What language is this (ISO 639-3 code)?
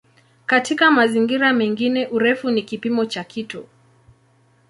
swa